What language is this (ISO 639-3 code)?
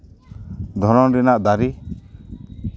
sat